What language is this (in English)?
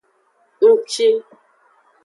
Aja (Benin)